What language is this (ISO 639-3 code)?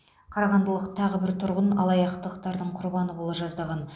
kaz